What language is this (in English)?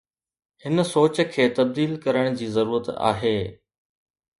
Sindhi